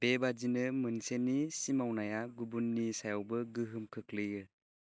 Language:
Bodo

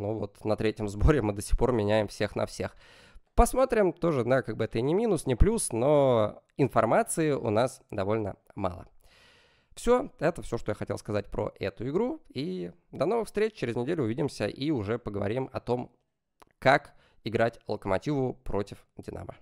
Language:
Russian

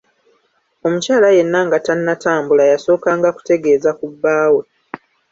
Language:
Ganda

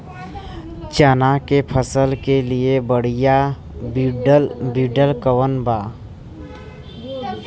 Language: Bhojpuri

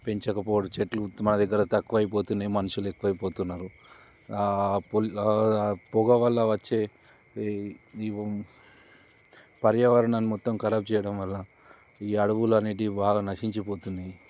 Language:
Telugu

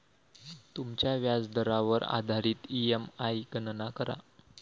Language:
Marathi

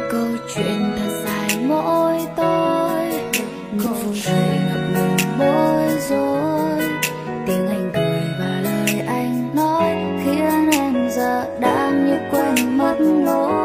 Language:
Vietnamese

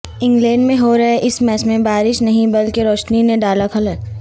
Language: Urdu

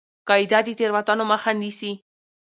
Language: Pashto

